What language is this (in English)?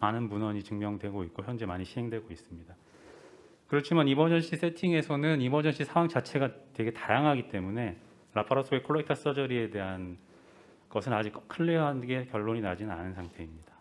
Korean